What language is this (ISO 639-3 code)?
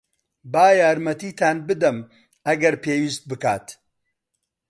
ckb